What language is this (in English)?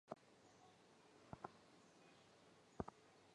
Chinese